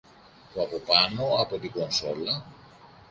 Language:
Greek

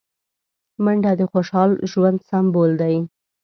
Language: Pashto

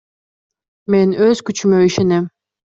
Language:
Kyrgyz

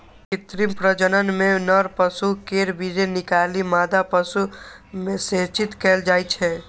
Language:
Maithili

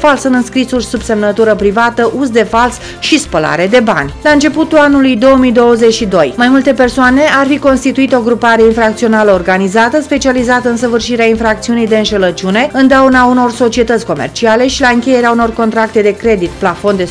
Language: Romanian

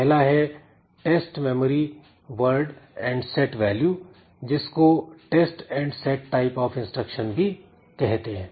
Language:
Hindi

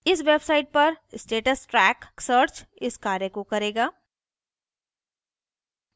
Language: Hindi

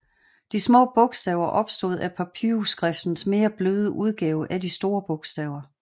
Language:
Danish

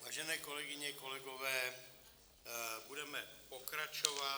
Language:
Czech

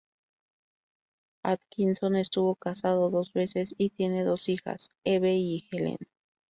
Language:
Spanish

